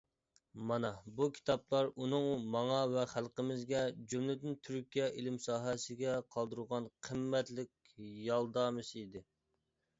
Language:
Uyghur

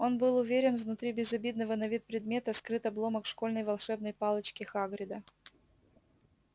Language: Russian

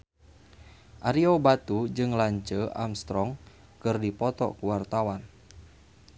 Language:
Sundanese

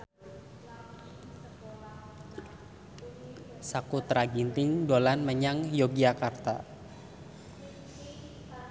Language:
Javanese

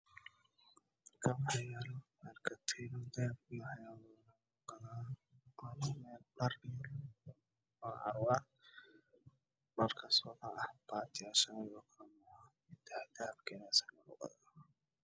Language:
Somali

